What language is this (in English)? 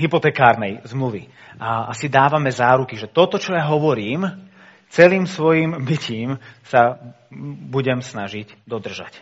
Slovak